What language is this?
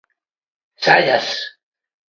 Galician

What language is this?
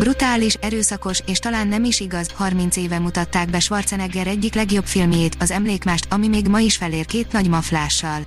Hungarian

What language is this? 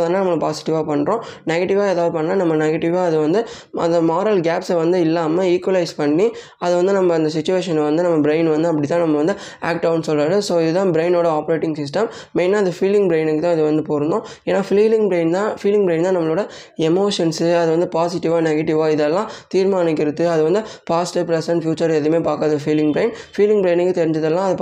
Tamil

